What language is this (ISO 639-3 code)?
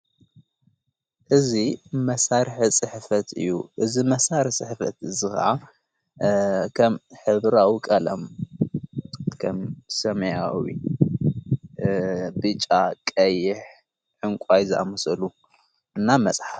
tir